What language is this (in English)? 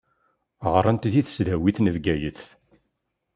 Kabyle